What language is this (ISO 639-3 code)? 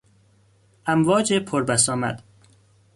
fas